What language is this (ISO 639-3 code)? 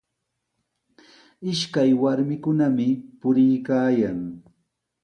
qws